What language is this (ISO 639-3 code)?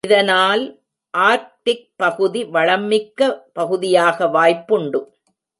tam